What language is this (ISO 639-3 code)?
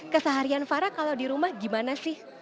ind